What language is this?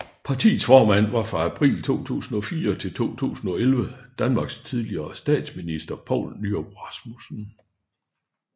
Danish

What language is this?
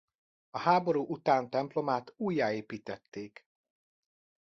Hungarian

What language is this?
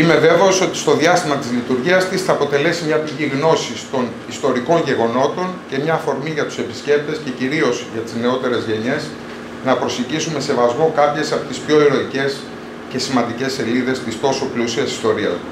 Greek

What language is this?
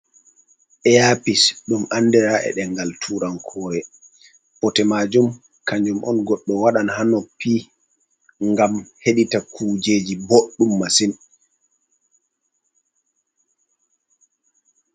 Fula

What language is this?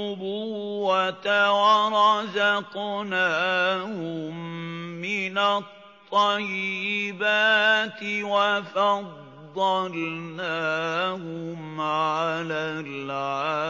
Arabic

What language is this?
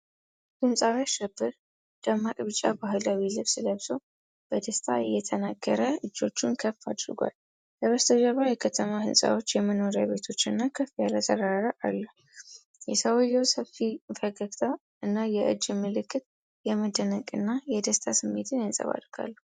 Amharic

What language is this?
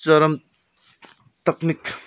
Nepali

